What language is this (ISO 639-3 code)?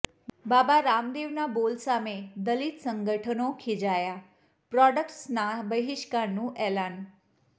guj